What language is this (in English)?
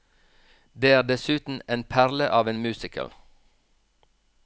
Norwegian